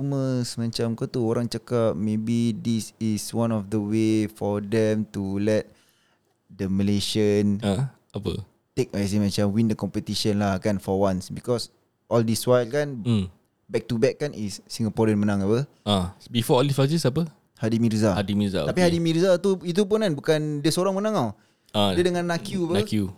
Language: Malay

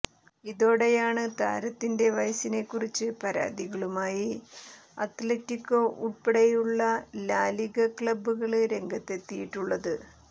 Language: Malayalam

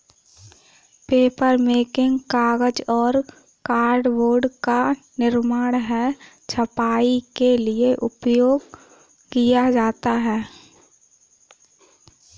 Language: Hindi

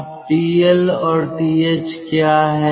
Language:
Hindi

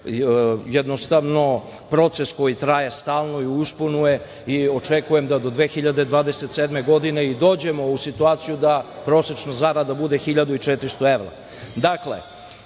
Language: Serbian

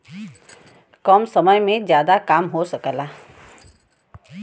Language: Bhojpuri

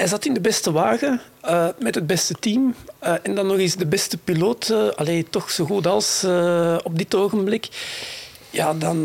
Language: Dutch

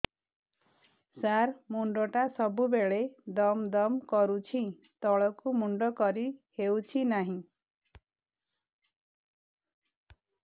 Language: Odia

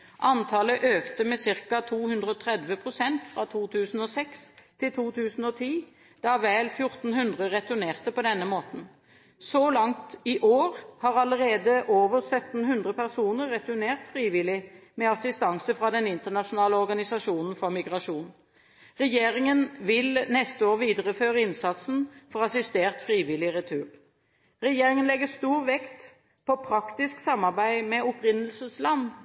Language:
Norwegian Bokmål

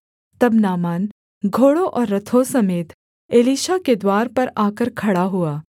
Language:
Hindi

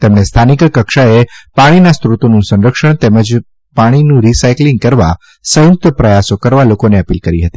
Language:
Gujarati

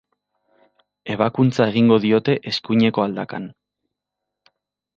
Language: Basque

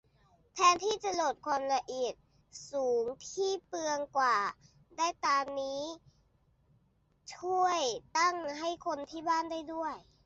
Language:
Thai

